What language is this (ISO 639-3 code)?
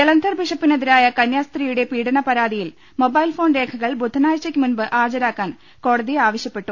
mal